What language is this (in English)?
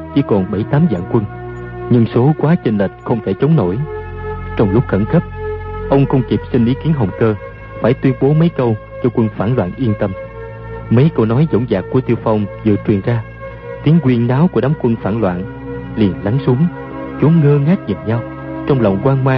Vietnamese